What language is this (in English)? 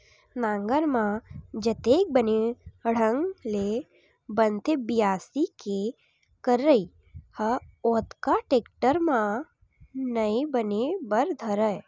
Chhattisgarhi